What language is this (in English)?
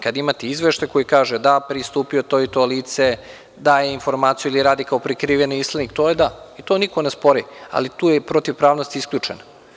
Serbian